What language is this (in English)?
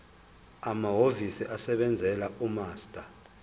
Zulu